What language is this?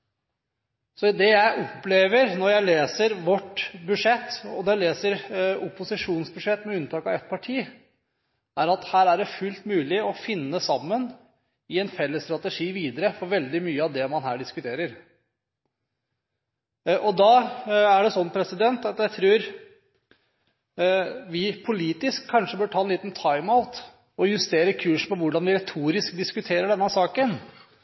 Norwegian Bokmål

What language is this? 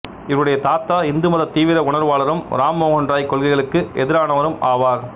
Tamil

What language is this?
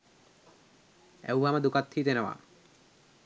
Sinhala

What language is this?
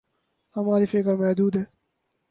Urdu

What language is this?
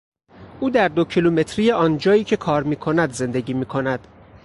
Persian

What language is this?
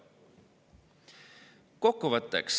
Estonian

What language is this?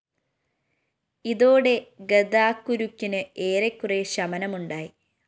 Malayalam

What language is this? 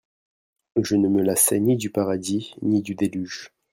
French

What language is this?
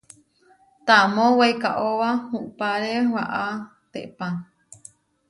Huarijio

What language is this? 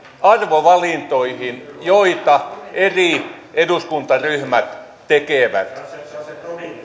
Finnish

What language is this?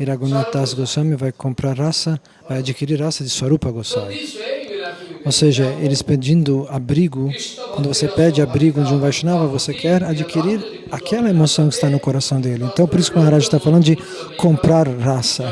Portuguese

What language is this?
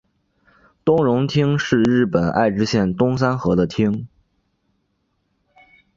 Chinese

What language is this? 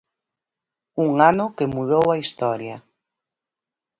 Galician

